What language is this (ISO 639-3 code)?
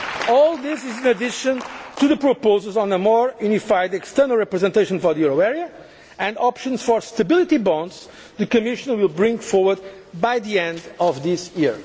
eng